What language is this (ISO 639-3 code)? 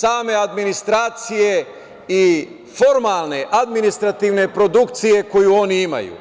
srp